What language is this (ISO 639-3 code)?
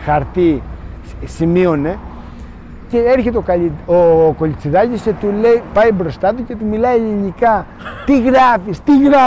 ell